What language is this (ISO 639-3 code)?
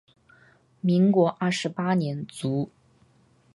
zho